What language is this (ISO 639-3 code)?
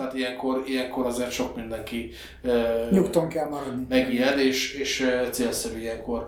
hun